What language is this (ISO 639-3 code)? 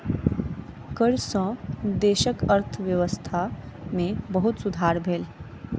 mai